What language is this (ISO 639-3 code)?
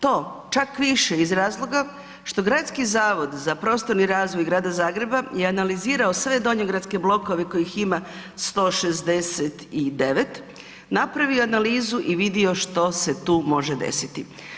hrv